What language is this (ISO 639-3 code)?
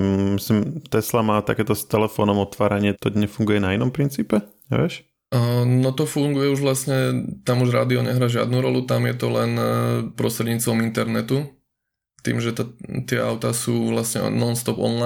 slk